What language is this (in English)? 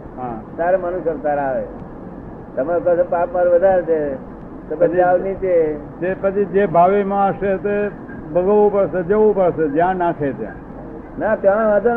Gujarati